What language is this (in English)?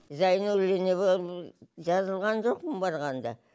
Kazakh